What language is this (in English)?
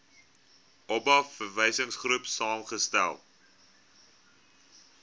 Afrikaans